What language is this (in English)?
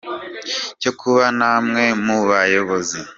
Kinyarwanda